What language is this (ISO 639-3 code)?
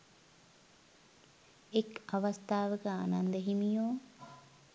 sin